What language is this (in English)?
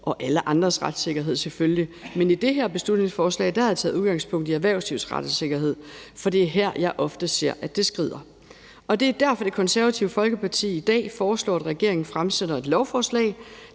Danish